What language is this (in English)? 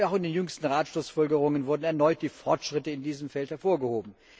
German